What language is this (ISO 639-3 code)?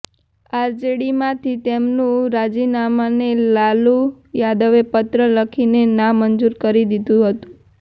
guj